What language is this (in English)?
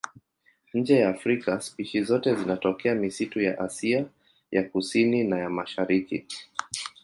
Swahili